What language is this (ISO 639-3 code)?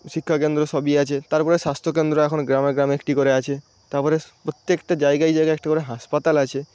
ben